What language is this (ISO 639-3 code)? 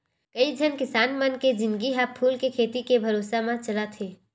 hne